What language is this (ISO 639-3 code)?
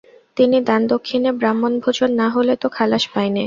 ben